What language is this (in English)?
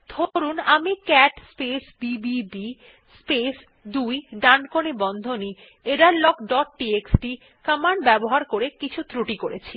Bangla